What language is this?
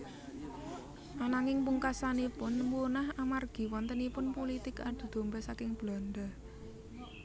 Javanese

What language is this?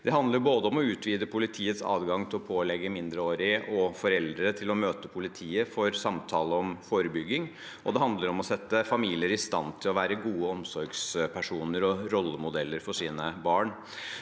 Norwegian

